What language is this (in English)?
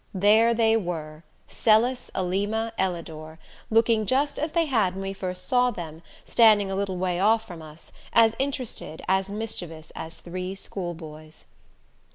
English